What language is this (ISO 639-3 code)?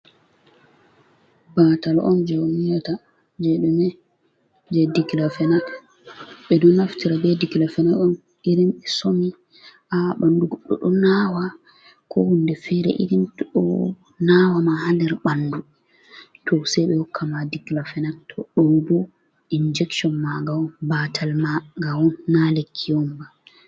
ful